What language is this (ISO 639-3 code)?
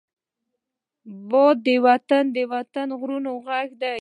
pus